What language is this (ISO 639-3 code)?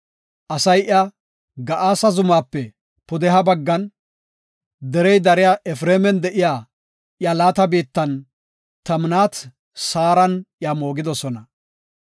gof